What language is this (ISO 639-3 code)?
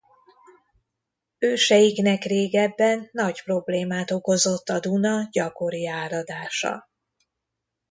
hun